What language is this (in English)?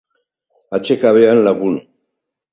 Basque